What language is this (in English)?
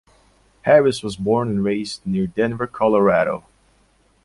English